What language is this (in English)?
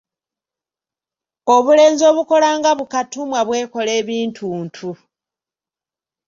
Ganda